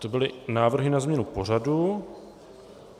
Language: Czech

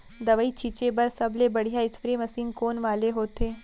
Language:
Chhattisgarhi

